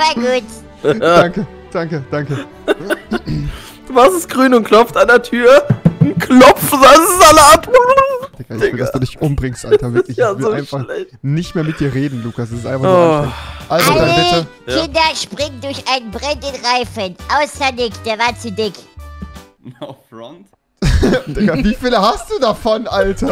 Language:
German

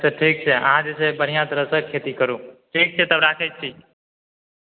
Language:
Maithili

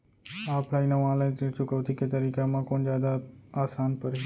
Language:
Chhattisgarhi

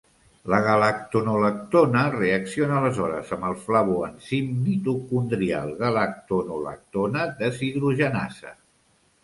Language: Catalan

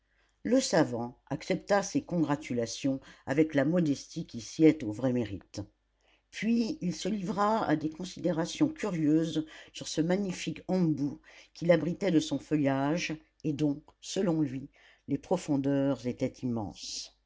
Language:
French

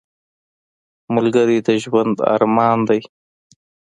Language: Pashto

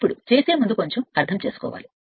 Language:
Telugu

